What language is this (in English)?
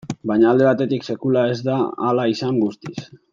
Basque